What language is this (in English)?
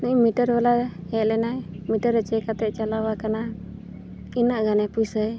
Santali